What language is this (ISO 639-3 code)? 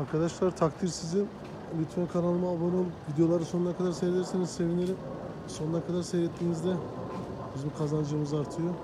tur